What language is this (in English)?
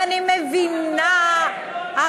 Hebrew